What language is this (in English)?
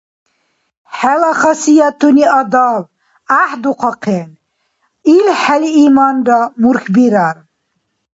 Dargwa